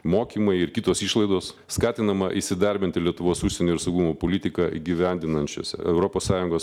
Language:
Lithuanian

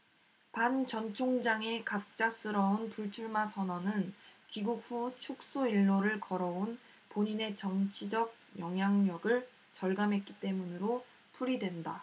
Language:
Korean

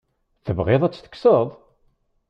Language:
Kabyle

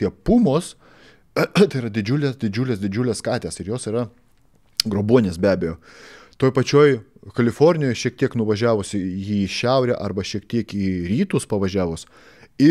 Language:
Lithuanian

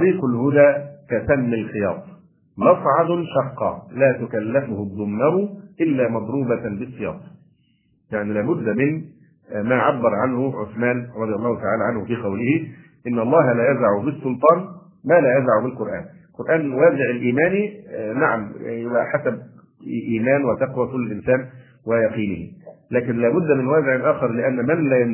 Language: Arabic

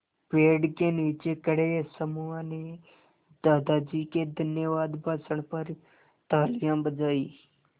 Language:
Hindi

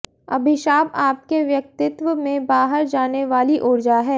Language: Hindi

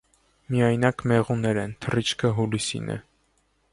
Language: Armenian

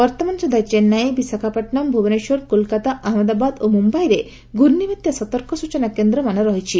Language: Odia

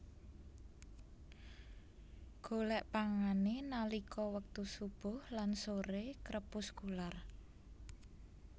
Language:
Javanese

